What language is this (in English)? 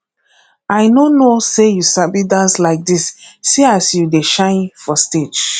Nigerian Pidgin